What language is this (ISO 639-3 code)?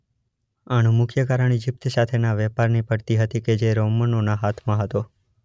guj